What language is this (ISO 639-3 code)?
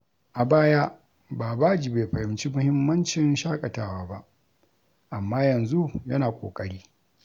hau